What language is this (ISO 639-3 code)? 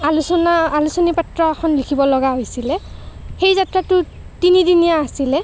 asm